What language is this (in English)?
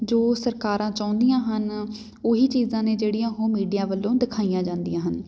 Punjabi